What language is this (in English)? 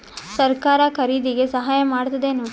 Kannada